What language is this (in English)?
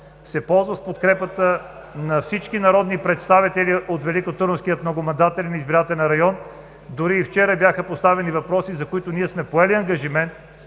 Bulgarian